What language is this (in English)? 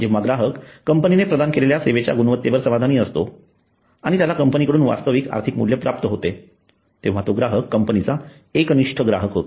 Marathi